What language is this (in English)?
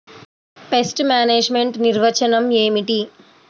Telugu